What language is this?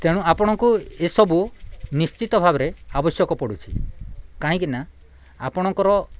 Odia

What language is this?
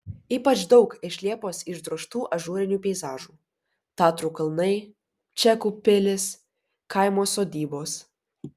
Lithuanian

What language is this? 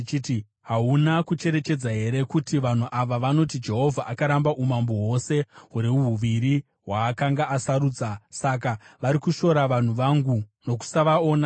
Shona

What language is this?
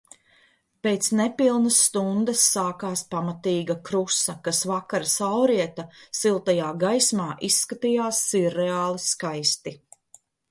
Latvian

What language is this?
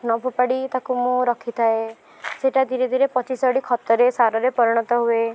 Odia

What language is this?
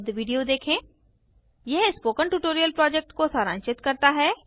Hindi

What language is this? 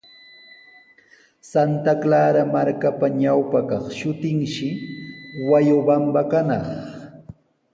Sihuas Ancash Quechua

